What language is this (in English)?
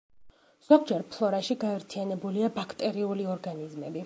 Georgian